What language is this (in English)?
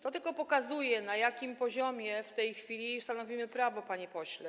Polish